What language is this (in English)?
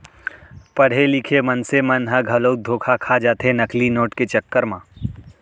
Chhattisgarhi